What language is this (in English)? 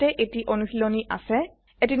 Assamese